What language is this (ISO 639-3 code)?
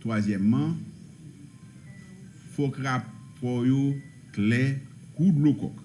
fra